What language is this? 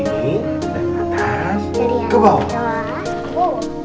Indonesian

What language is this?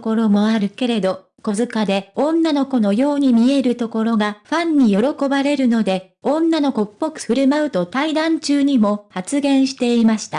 Japanese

